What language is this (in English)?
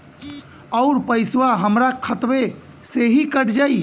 Bhojpuri